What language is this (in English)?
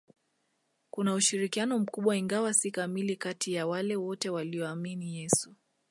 Swahili